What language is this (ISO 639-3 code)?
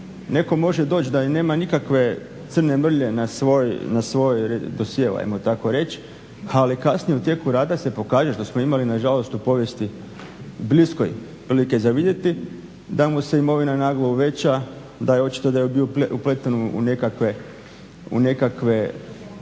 hrv